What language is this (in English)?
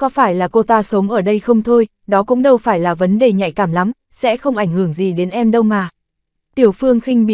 Vietnamese